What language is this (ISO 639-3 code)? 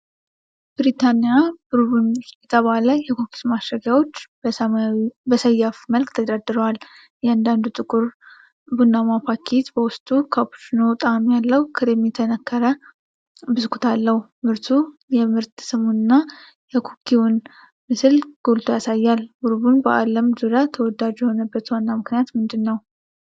amh